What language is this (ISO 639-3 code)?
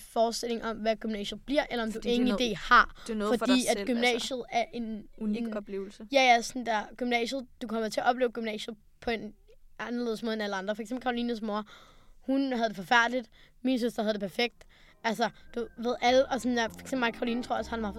dan